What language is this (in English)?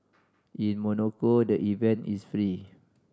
English